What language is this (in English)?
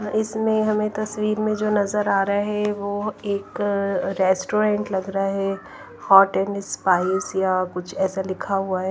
Hindi